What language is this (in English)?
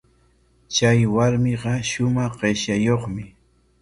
Corongo Ancash Quechua